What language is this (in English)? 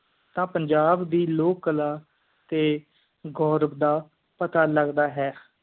Punjabi